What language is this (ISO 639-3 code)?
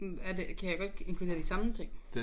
dan